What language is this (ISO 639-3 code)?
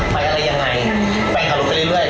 tha